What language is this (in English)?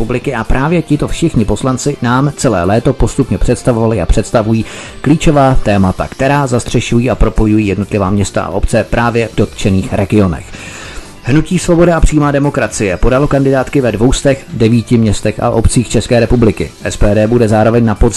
Czech